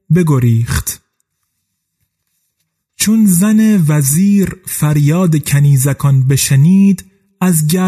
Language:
Persian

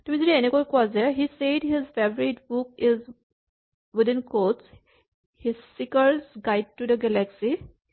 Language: Assamese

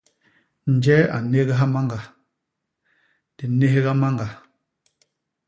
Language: Basaa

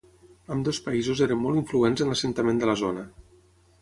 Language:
Catalan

